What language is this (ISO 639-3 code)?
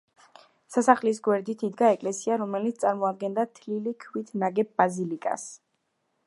kat